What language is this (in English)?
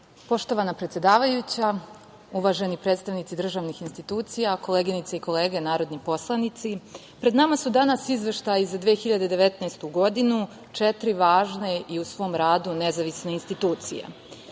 Serbian